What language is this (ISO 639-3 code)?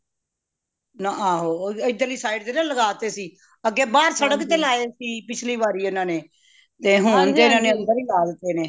pan